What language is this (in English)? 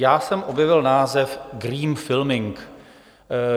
Czech